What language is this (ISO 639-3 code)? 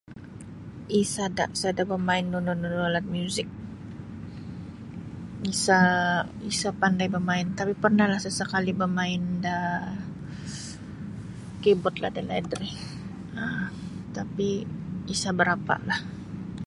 bsy